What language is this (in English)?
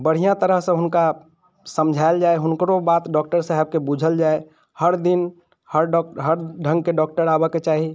Maithili